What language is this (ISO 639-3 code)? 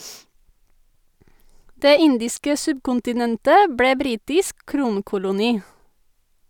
nor